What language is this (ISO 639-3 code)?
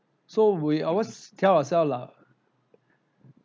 eng